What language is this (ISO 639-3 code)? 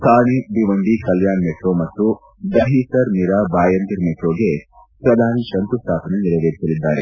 kan